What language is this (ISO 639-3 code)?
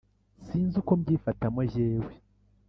kin